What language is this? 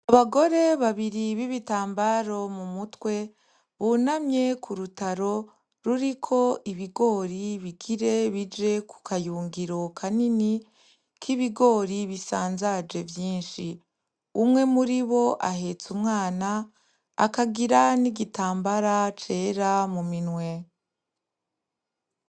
Rundi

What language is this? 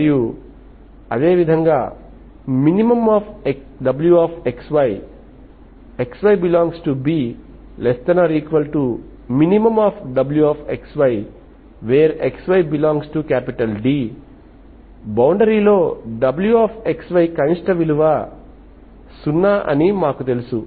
Telugu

